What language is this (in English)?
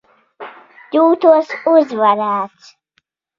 Latvian